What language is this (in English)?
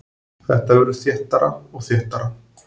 Icelandic